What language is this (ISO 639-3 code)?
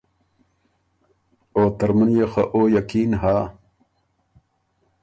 oru